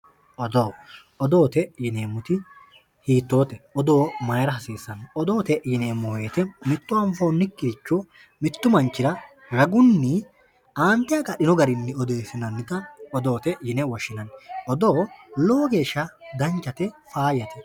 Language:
Sidamo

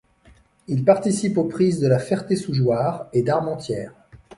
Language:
French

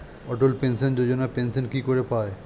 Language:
Bangla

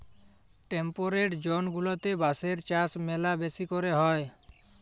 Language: Bangla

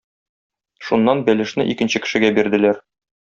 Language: Tatar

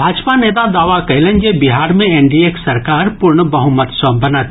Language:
Maithili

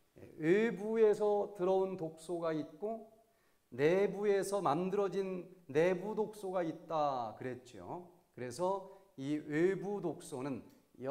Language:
Korean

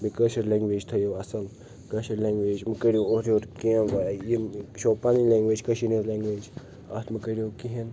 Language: Kashmiri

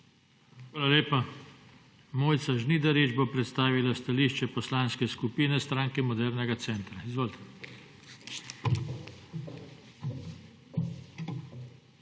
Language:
Slovenian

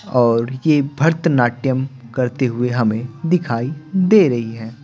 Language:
Hindi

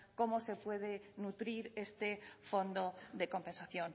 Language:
Spanish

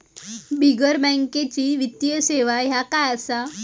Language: Marathi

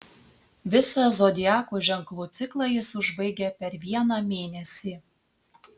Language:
Lithuanian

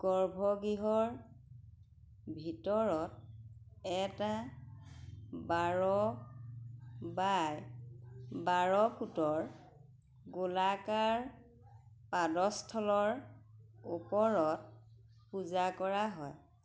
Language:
Assamese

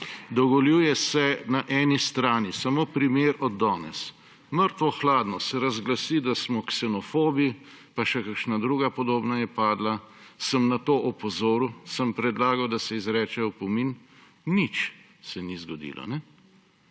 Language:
Slovenian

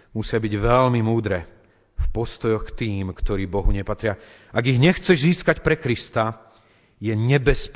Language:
Slovak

